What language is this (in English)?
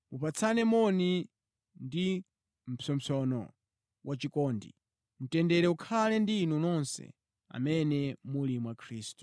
Nyanja